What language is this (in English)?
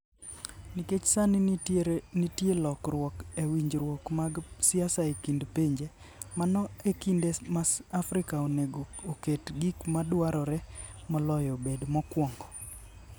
Luo (Kenya and Tanzania)